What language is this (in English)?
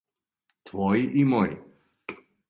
Serbian